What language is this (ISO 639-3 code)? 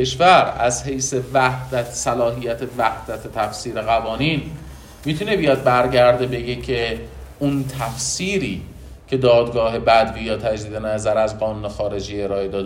fas